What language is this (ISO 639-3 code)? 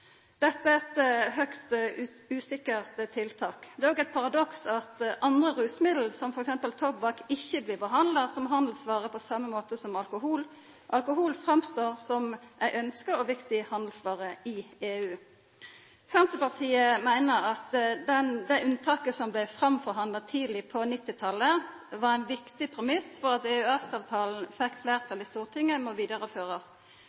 nno